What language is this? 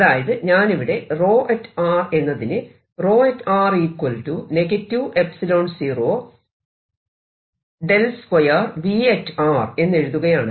Malayalam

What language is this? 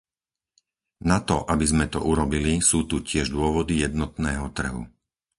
Slovak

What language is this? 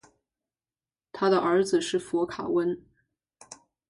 Chinese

